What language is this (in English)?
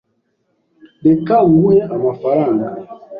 Kinyarwanda